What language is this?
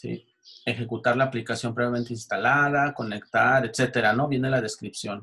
Spanish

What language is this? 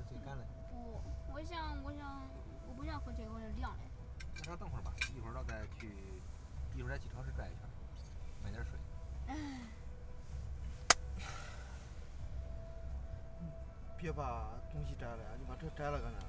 Chinese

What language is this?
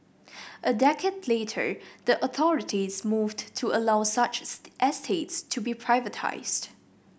English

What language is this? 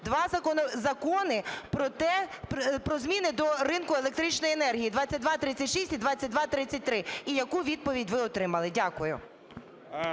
Ukrainian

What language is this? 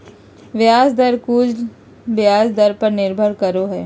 Magahi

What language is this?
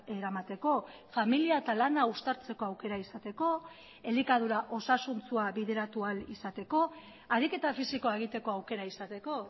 Basque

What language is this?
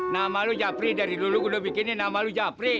Indonesian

